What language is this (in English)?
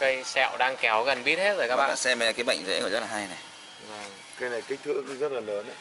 Vietnamese